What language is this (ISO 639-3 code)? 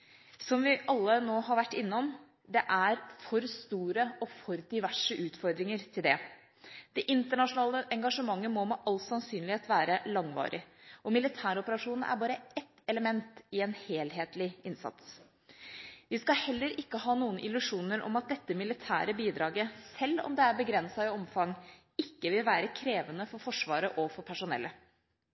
nob